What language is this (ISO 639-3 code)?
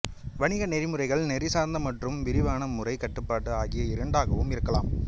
tam